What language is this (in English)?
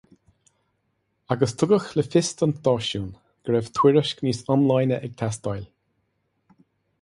Irish